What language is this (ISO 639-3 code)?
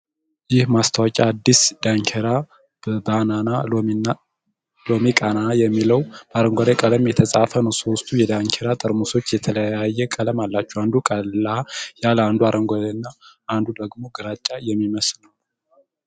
amh